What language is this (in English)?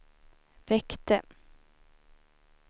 Swedish